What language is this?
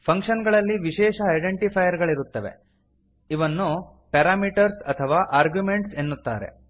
Kannada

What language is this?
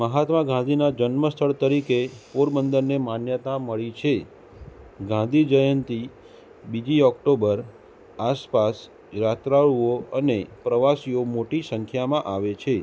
Gujarati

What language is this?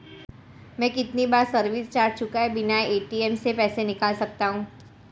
Hindi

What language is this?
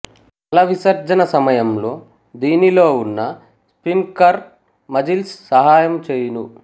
Telugu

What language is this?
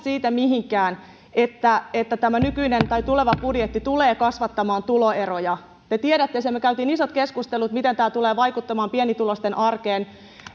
Finnish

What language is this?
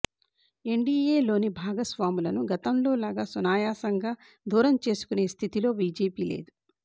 Telugu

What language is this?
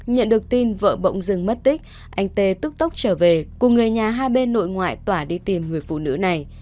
Vietnamese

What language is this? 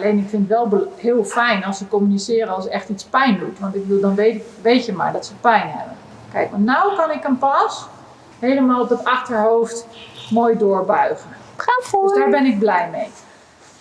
Dutch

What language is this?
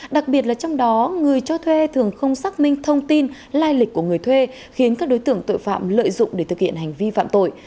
Vietnamese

